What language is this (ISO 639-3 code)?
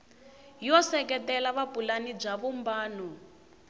tso